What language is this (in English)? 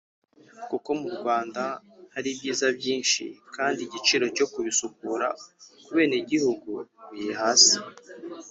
Kinyarwanda